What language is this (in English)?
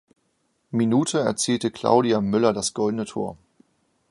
German